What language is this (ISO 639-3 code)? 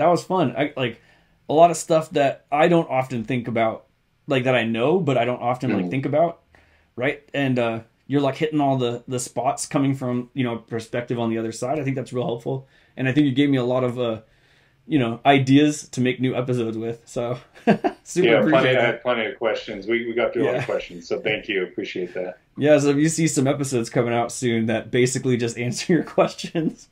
eng